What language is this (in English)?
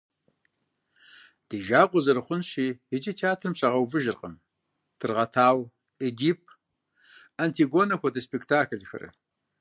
Kabardian